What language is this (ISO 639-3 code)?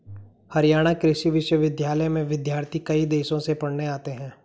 hin